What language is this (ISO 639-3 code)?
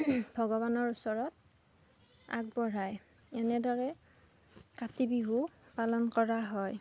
asm